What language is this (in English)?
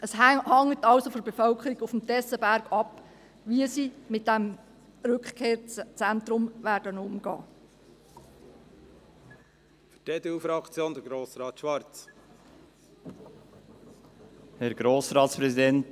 Swiss German